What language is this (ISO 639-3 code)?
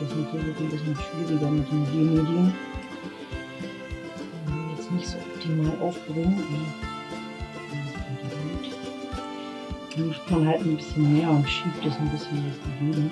deu